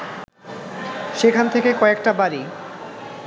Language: Bangla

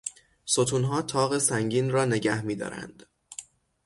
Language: Persian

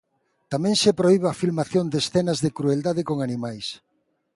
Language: Galician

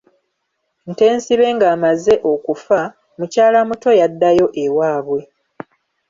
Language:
Ganda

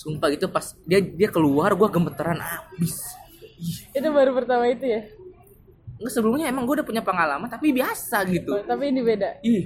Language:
Indonesian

